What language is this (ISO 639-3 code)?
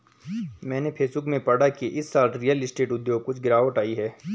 hin